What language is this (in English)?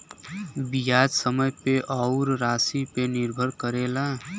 Bhojpuri